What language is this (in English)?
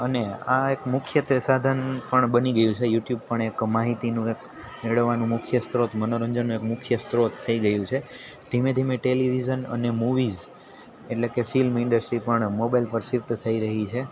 Gujarati